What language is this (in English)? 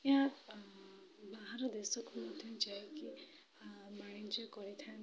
Odia